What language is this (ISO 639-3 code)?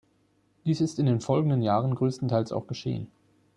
deu